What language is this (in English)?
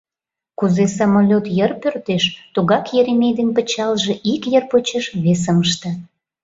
Mari